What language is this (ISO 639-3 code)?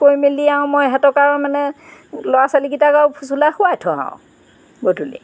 asm